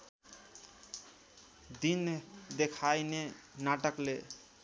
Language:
Nepali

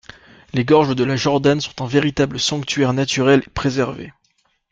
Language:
French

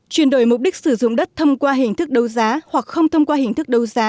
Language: Vietnamese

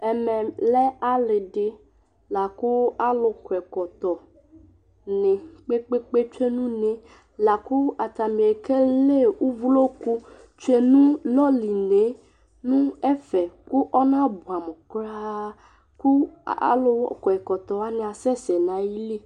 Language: Ikposo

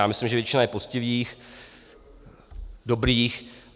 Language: Czech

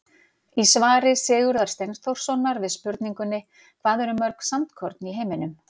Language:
Icelandic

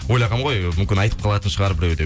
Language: Kazakh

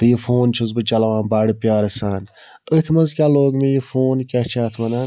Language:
Kashmiri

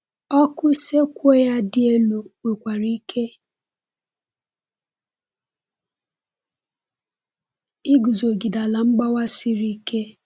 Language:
Igbo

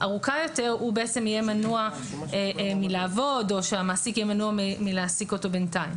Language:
Hebrew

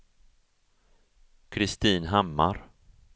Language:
Swedish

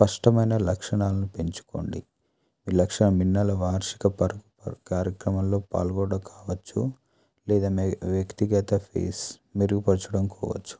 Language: Telugu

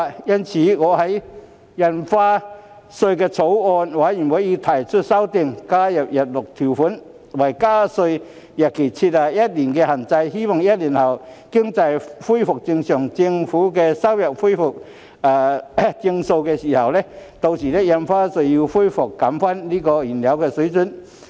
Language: Cantonese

